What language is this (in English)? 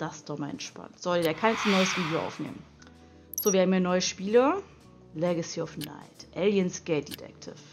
German